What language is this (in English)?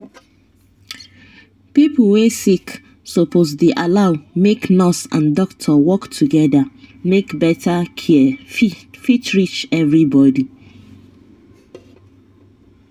Nigerian Pidgin